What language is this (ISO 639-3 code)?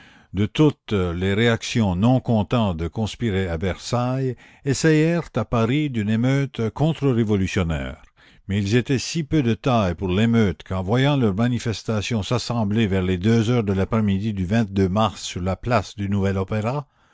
fra